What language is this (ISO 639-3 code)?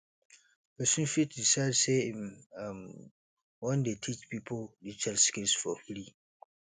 pcm